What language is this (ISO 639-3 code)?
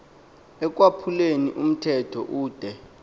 xho